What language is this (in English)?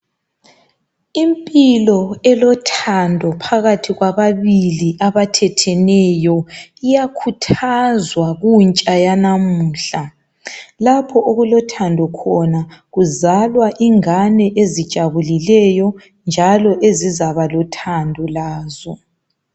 North Ndebele